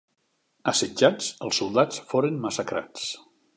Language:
Catalan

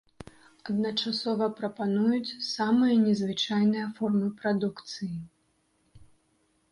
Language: Belarusian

